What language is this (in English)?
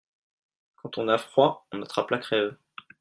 French